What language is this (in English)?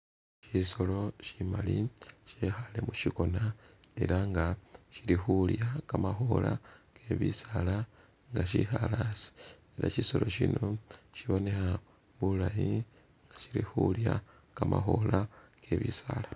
Masaaba